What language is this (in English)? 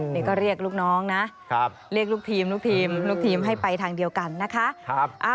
Thai